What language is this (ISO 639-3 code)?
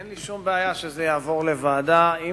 heb